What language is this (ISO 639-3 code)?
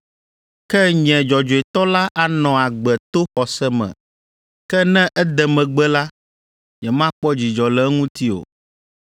ewe